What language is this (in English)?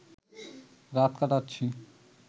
Bangla